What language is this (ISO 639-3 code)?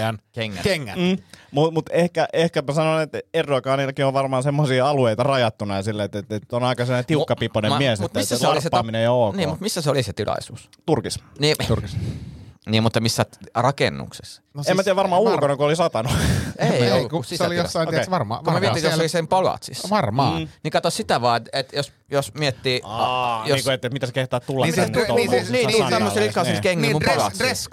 fin